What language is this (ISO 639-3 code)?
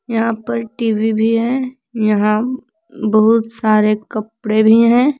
hin